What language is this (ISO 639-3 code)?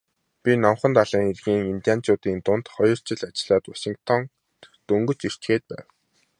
mon